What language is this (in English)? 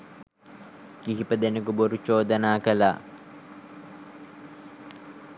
Sinhala